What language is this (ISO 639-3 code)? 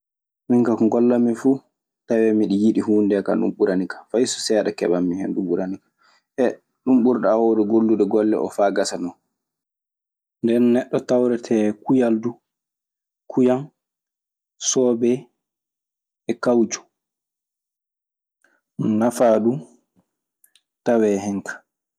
ffm